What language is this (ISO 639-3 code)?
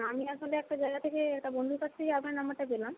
ben